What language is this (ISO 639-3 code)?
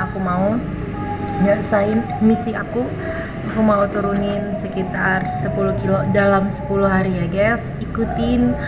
ind